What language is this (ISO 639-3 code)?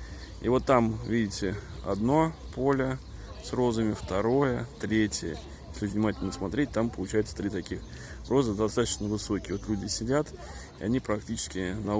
rus